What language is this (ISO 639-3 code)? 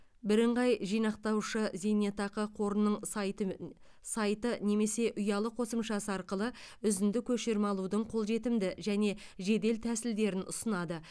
kaz